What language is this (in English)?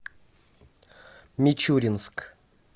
Russian